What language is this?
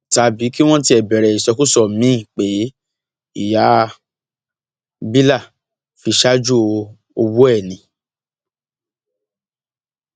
Yoruba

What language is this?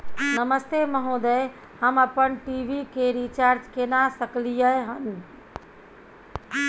Maithili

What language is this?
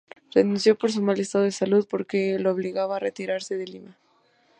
Spanish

